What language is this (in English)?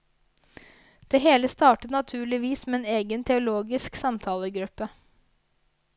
Norwegian